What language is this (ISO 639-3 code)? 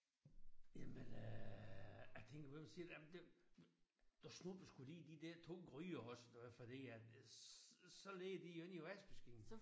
dan